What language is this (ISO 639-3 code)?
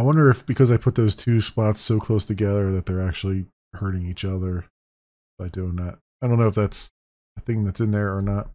eng